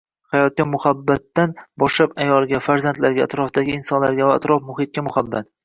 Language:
Uzbek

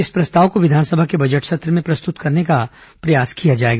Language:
Hindi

